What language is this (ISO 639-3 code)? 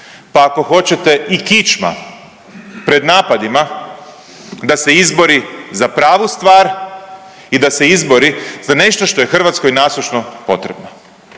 hrv